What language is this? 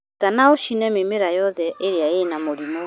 Kikuyu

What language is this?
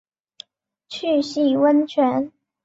Chinese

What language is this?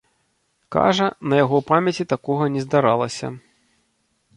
Belarusian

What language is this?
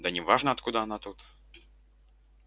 Russian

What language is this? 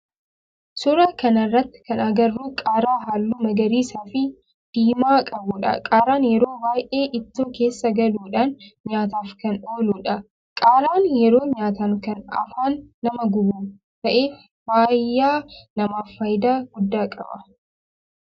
Oromo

